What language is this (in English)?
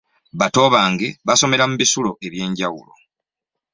Ganda